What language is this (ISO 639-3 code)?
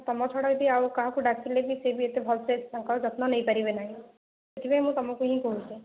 ori